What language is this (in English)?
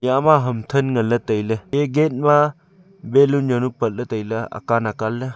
Wancho Naga